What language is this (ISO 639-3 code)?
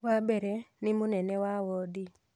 kik